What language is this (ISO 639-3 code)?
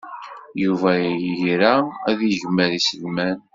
kab